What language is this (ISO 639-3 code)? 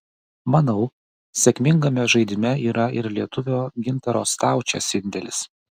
lit